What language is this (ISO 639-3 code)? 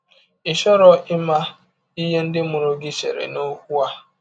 ibo